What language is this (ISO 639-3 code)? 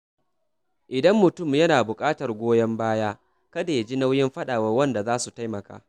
hau